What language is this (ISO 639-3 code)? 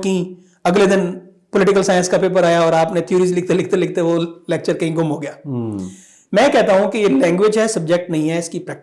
urd